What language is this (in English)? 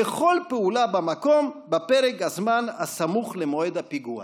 Hebrew